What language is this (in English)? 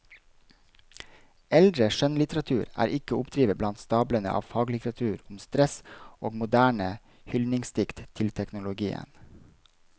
Norwegian